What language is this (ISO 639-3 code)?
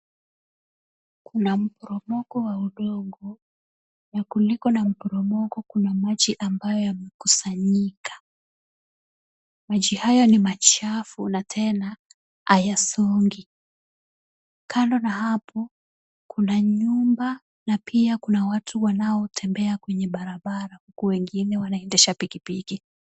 swa